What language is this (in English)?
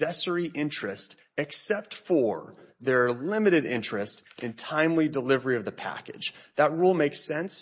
English